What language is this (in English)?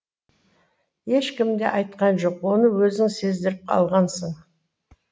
Kazakh